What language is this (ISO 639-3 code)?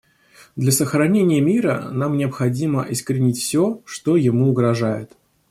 rus